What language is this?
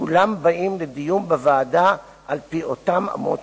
Hebrew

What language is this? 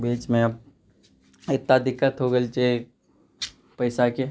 Maithili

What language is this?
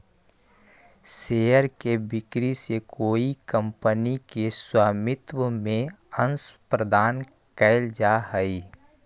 Magahi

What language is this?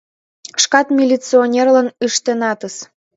Mari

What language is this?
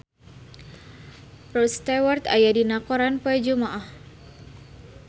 Sundanese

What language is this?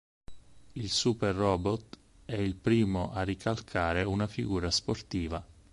Italian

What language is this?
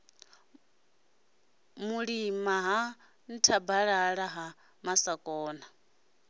Venda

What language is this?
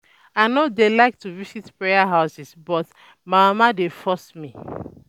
Nigerian Pidgin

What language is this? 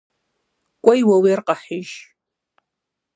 Kabardian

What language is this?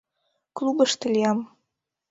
Mari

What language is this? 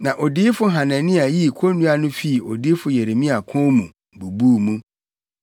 Akan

